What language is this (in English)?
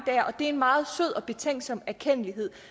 Danish